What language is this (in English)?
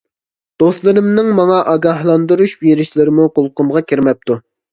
Uyghur